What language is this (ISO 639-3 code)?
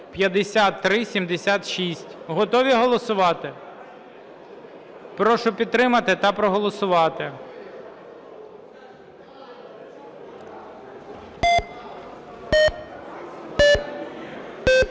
ukr